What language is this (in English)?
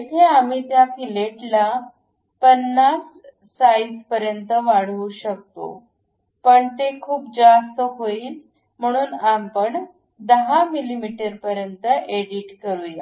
Marathi